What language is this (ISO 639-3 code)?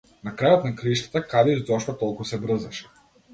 mkd